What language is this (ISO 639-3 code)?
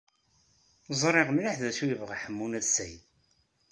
kab